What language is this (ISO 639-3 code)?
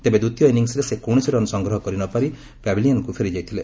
ori